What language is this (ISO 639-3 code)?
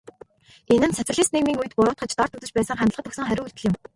mon